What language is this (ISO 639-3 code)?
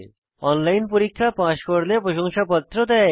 ben